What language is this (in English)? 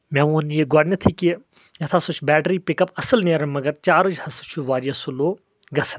Kashmiri